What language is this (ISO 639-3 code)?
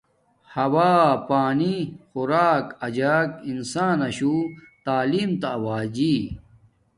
dmk